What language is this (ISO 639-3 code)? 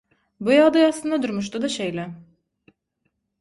tuk